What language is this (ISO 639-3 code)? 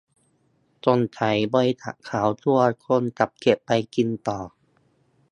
tha